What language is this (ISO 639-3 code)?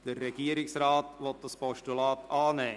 gsw